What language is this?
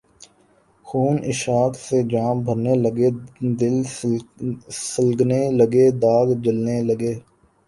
Urdu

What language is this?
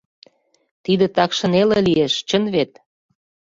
Mari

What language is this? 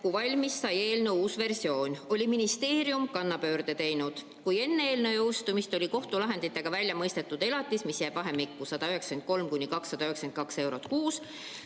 Estonian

